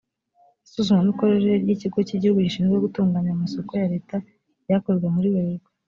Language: Kinyarwanda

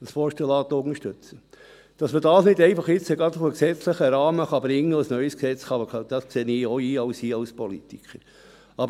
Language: Swiss German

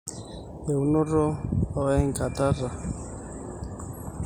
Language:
Masai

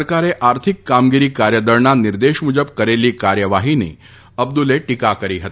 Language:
Gujarati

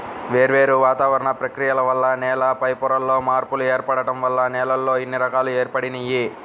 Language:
Telugu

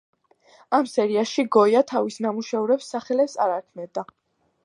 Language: Georgian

